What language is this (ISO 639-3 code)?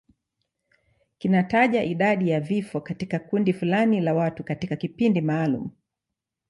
swa